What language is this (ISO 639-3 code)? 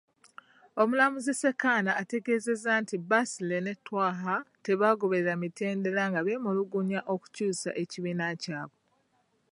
lug